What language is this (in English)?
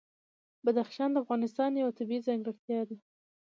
Pashto